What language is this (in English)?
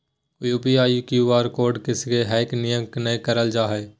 Magahi